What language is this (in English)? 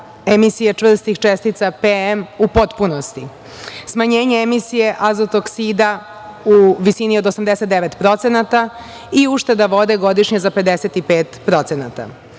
Serbian